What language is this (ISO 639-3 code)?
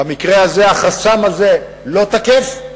heb